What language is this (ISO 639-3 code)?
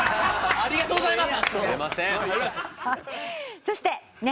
jpn